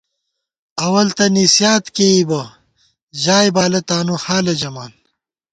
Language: Gawar-Bati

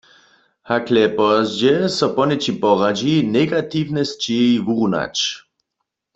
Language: Upper Sorbian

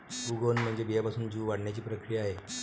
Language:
Marathi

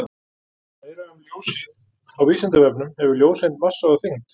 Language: Icelandic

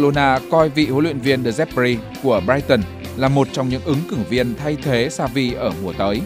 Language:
Vietnamese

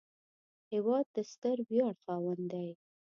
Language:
Pashto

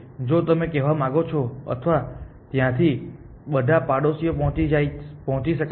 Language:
Gujarati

